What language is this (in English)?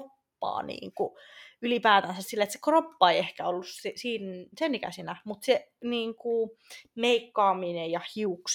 Finnish